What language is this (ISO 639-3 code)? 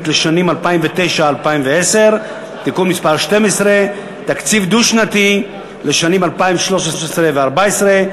heb